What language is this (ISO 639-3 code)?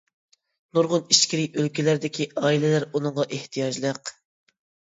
uig